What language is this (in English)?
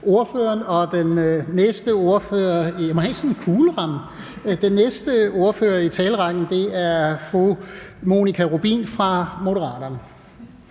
Danish